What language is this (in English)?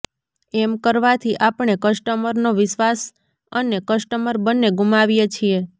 Gujarati